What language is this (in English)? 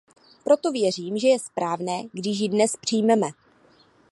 Czech